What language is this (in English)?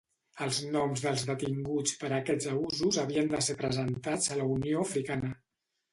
Catalan